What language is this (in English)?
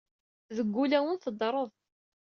Kabyle